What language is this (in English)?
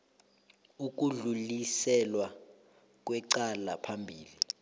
South Ndebele